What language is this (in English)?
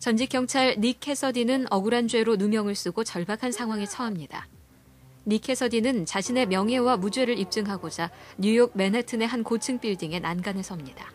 Korean